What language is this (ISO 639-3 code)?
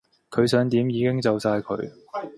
yue